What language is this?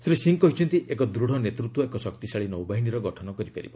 Odia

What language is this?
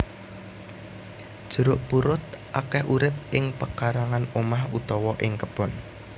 Javanese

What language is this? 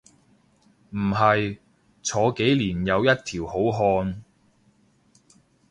Cantonese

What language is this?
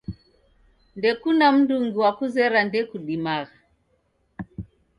Taita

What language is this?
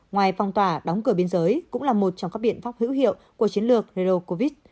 Vietnamese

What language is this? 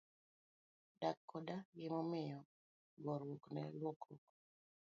Luo (Kenya and Tanzania)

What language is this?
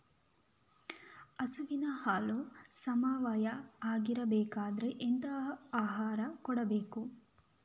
Kannada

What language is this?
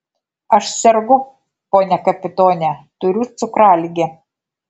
Lithuanian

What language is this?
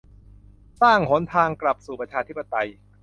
Thai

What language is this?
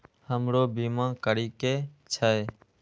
Maithili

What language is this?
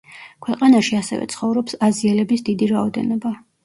Georgian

